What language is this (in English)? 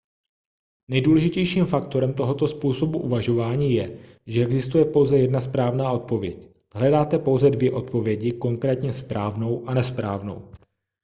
Czech